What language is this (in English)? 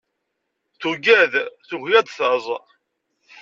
Kabyle